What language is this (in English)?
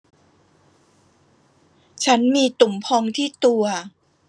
Thai